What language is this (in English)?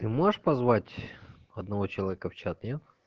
Russian